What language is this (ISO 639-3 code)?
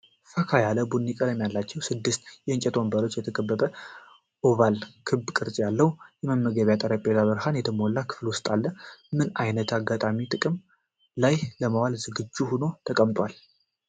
amh